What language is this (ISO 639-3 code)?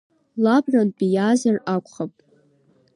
abk